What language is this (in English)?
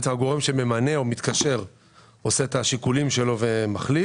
Hebrew